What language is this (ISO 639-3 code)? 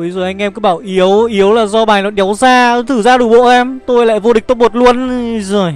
vie